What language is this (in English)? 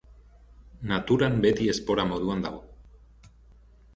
Basque